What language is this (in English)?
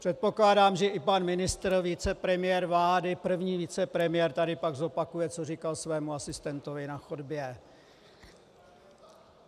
Czech